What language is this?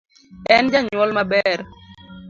Luo (Kenya and Tanzania)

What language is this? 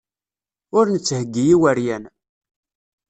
Kabyle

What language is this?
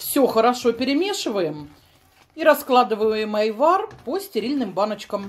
Russian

